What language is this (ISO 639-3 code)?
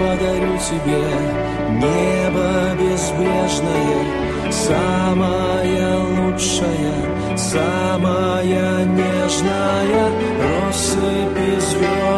ukr